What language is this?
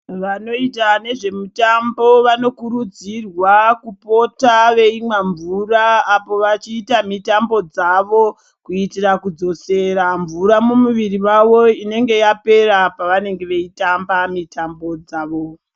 Ndau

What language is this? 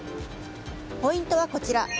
Japanese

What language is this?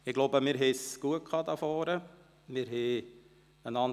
Swiss German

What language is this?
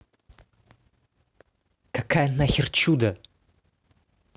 Russian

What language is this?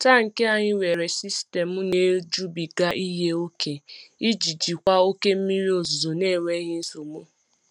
Igbo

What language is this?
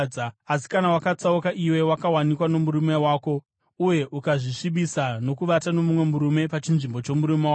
Shona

